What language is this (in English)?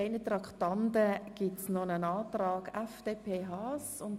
Swiss German